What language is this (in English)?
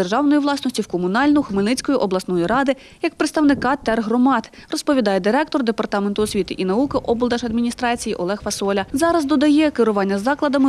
Ukrainian